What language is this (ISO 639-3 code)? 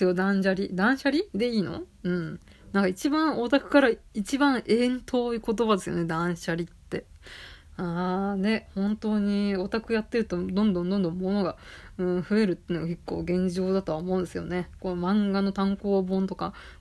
jpn